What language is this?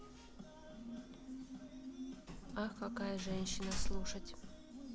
Russian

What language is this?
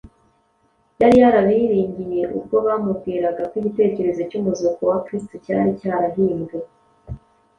Kinyarwanda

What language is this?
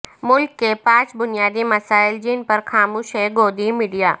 Urdu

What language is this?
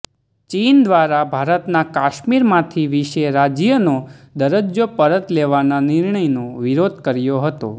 Gujarati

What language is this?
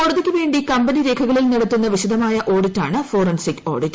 Malayalam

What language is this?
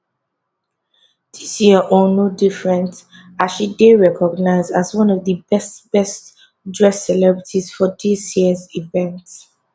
Nigerian Pidgin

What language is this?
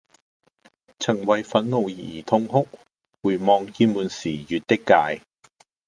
Cantonese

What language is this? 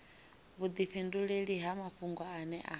Venda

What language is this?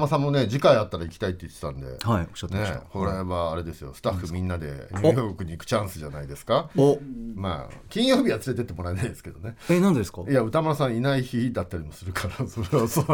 Japanese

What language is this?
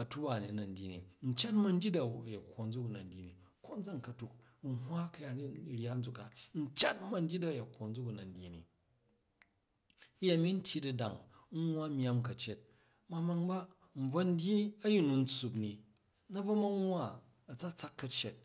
Jju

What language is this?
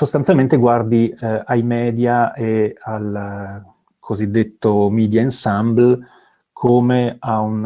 Italian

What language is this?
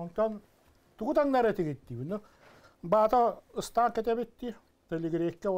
Turkish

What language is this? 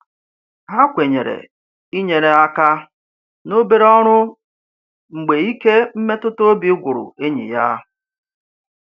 Igbo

